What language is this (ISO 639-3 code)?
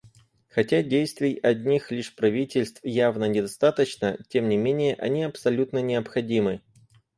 rus